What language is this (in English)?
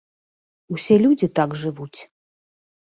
Belarusian